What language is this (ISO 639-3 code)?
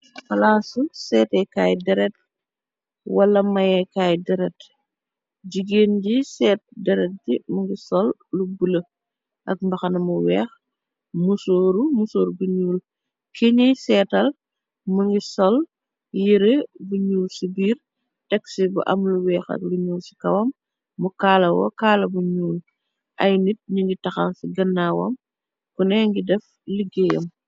wol